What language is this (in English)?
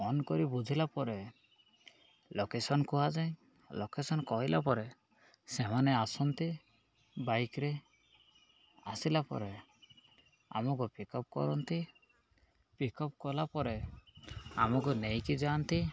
Odia